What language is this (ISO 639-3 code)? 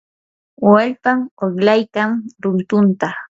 qur